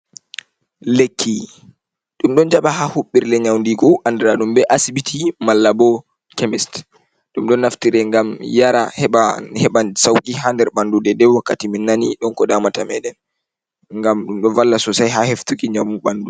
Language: Fula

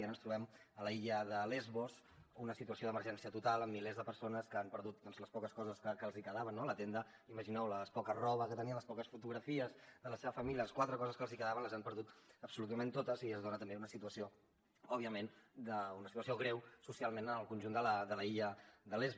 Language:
Catalan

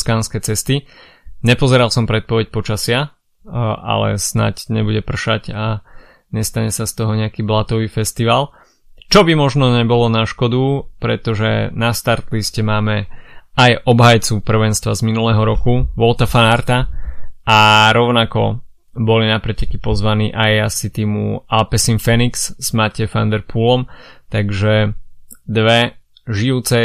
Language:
Slovak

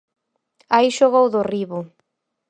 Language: Galician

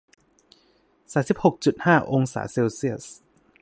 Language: Thai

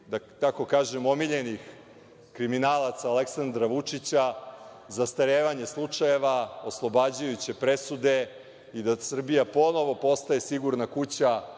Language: Serbian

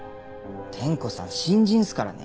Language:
Japanese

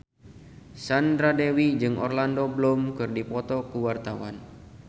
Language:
Sundanese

